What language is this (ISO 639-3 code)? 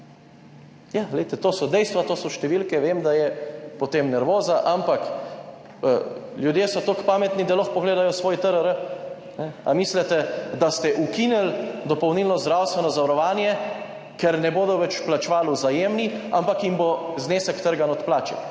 slv